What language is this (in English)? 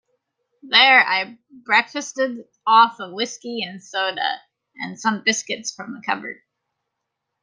English